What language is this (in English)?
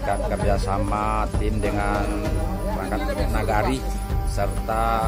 Indonesian